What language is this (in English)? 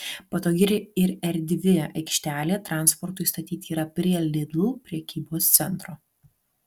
Lithuanian